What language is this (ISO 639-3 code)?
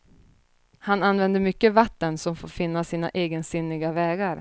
swe